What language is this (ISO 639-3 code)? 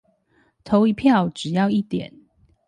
zho